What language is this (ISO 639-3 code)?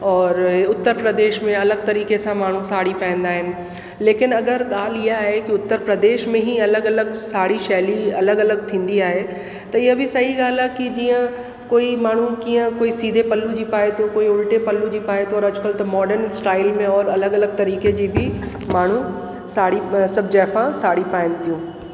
snd